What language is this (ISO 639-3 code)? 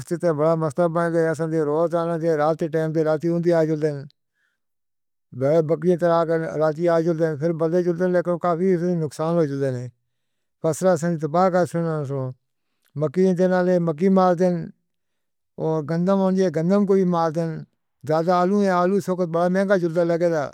hno